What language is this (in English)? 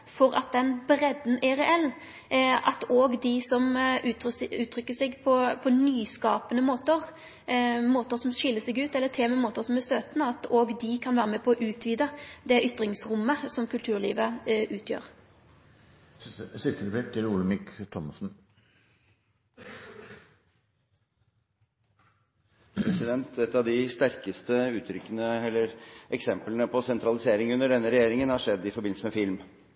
Norwegian